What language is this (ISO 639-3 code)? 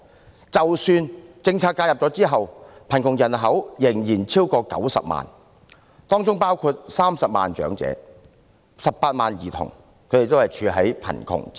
yue